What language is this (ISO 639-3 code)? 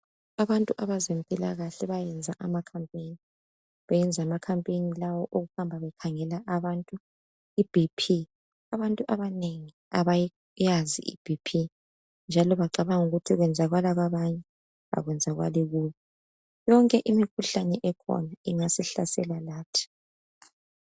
nde